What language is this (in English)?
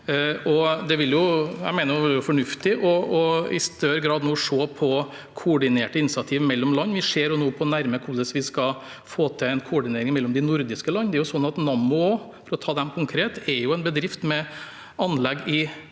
Norwegian